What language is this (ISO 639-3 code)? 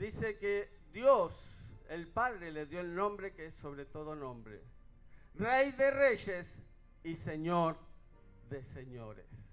spa